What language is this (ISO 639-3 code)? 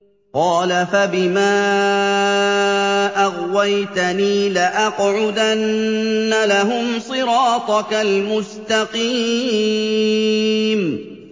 ara